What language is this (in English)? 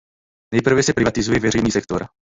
Czech